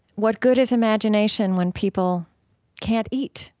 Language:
English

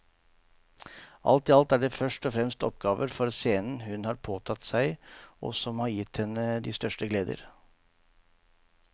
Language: Norwegian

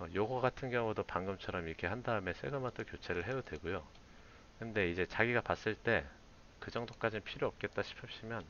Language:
Korean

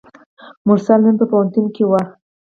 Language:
Pashto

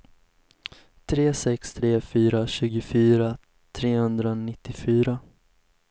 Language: Swedish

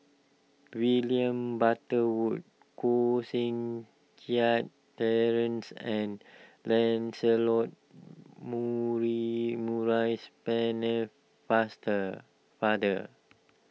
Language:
English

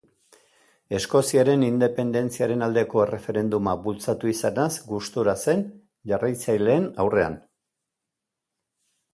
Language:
Basque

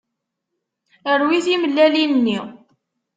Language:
Kabyle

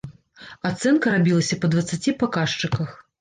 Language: Belarusian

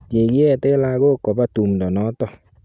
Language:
Kalenjin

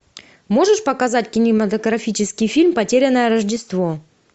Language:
Russian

